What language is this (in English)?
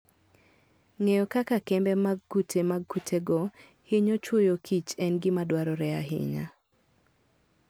Luo (Kenya and Tanzania)